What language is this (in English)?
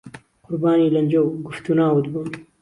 Central Kurdish